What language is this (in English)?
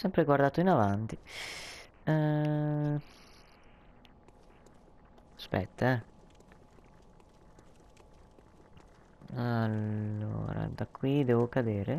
Italian